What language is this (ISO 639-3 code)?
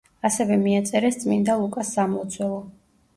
kat